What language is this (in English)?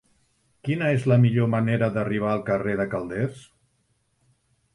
Catalan